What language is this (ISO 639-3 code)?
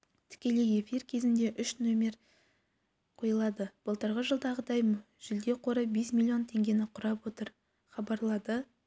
kaz